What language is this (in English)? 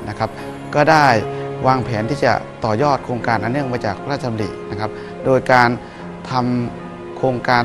Thai